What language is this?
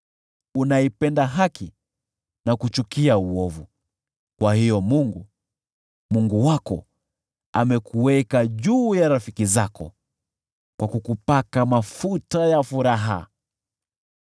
Swahili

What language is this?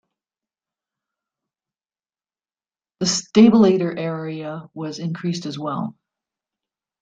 English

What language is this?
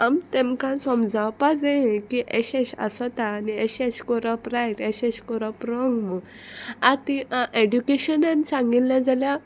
Konkani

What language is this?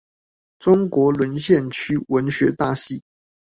Chinese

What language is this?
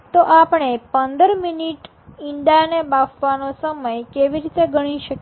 Gujarati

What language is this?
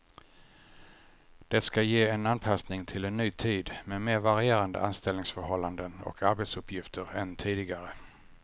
Swedish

